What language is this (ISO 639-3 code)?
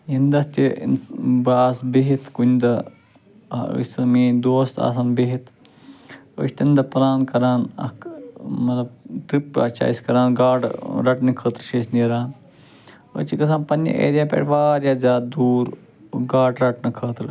kas